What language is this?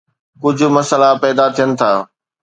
Sindhi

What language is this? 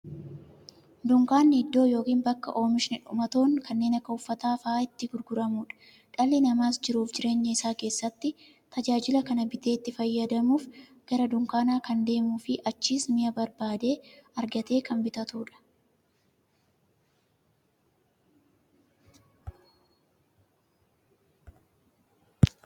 Oromo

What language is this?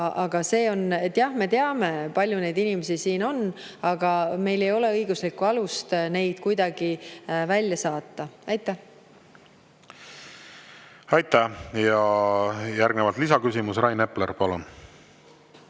Estonian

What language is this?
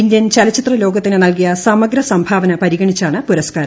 Malayalam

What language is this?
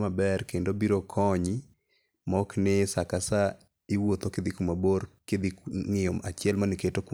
Luo (Kenya and Tanzania)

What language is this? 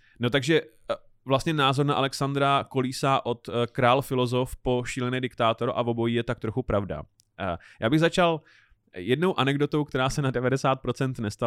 Czech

